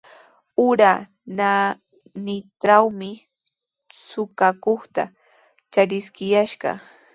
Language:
Sihuas Ancash Quechua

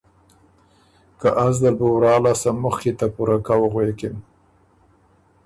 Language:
Ormuri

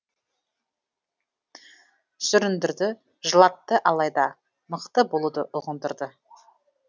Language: Kazakh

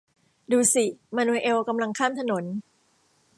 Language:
Thai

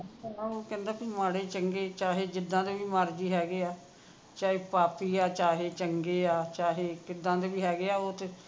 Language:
Punjabi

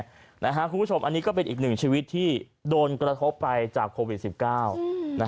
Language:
Thai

